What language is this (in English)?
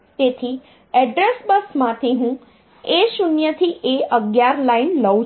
Gujarati